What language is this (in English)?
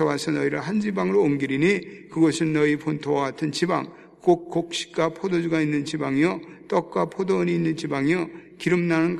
Korean